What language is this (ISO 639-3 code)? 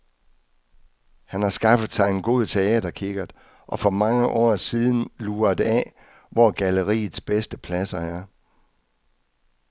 dan